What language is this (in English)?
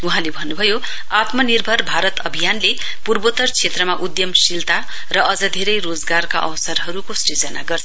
Nepali